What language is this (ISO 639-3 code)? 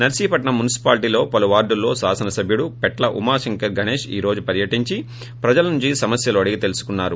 tel